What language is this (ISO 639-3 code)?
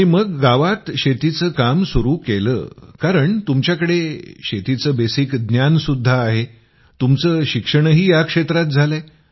mar